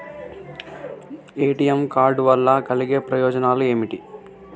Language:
Telugu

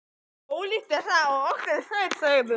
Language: Icelandic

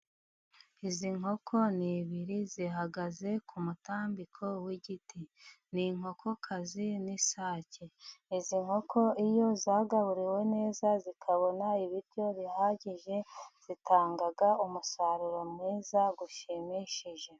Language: Kinyarwanda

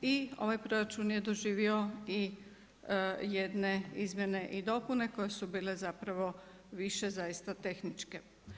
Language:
Croatian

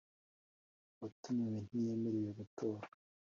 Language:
Kinyarwanda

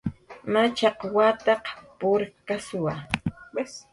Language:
Jaqaru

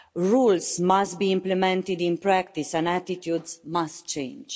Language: English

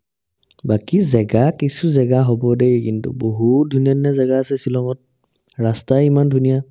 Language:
Assamese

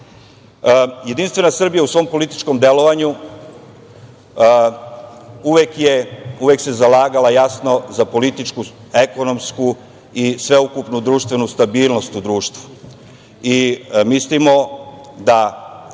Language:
Serbian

